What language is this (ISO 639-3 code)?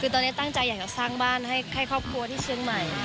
tha